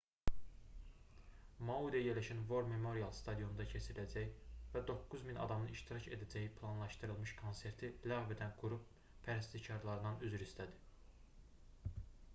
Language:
Azerbaijani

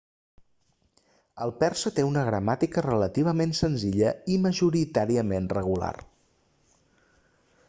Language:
Catalan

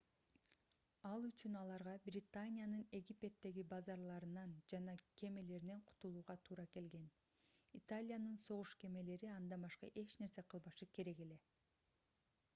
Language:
Kyrgyz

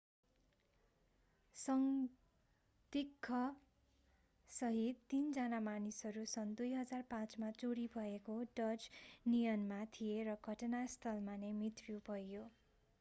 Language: Nepali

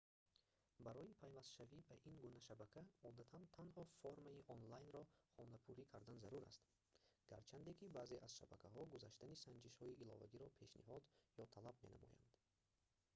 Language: Tajik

